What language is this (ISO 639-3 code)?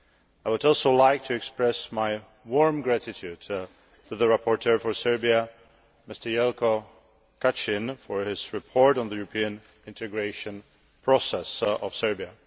eng